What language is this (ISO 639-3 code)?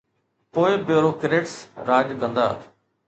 snd